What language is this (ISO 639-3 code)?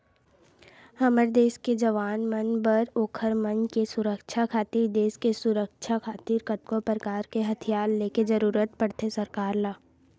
hne